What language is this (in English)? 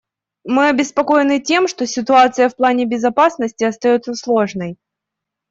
Russian